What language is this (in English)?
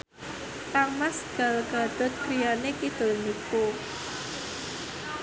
Javanese